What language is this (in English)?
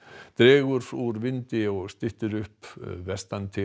Icelandic